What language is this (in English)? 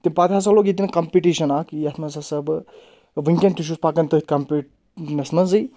Kashmiri